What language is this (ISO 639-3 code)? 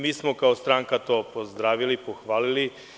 srp